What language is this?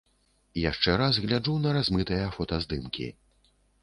Belarusian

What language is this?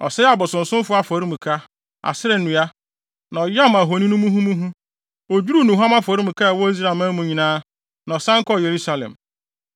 Akan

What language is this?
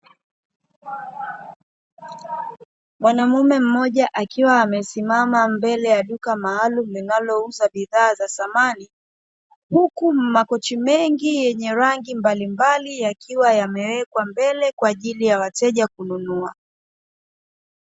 Swahili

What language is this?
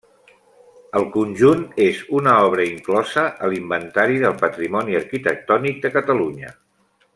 Catalan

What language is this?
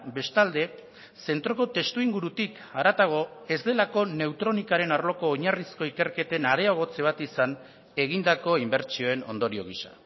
Basque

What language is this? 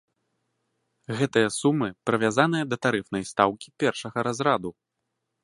Belarusian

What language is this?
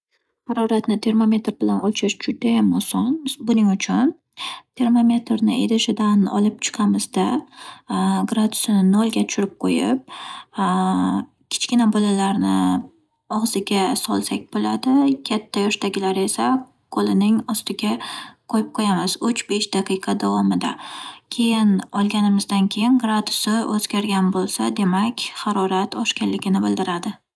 Uzbek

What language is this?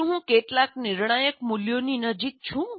Gujarati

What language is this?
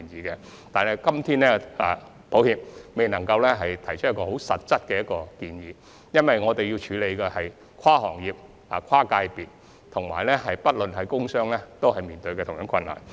Cantonese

